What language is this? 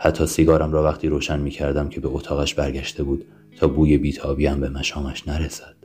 Persian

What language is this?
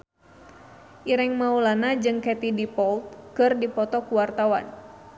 Sundanese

